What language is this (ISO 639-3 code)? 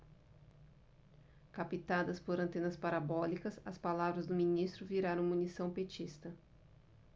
por